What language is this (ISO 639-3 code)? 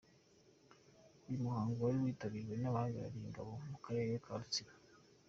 kin